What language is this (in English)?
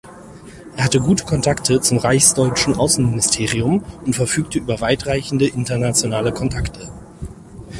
German